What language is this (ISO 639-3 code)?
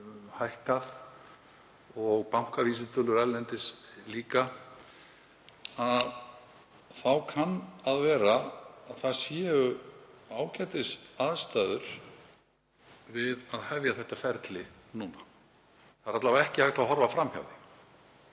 isl